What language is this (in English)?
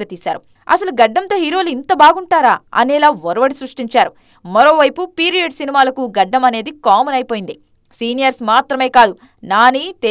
Telugu